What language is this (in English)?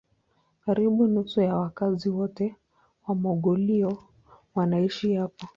Swahili